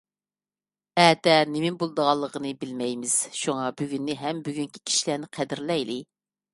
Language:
Uyghur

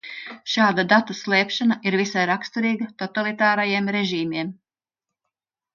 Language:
Latvian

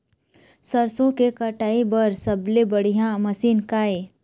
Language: Chhattisgarhi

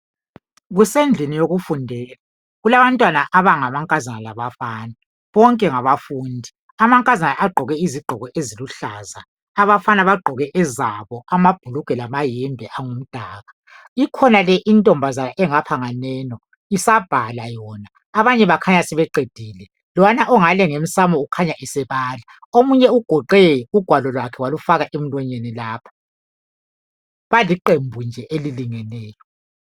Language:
North Ndebele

